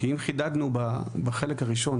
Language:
Hebrew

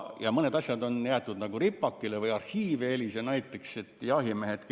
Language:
Estonian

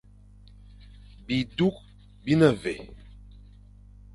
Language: Fang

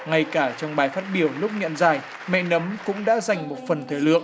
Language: Vietnamese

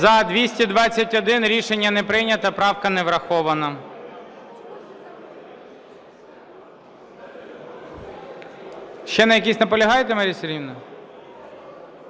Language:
Ukrainian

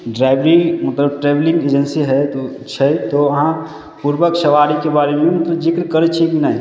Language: Maithili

